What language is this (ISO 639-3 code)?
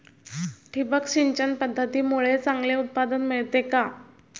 mar